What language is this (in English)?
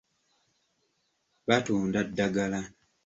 Ganda